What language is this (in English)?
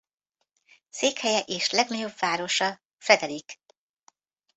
Hungarian